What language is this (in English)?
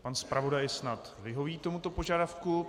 Czech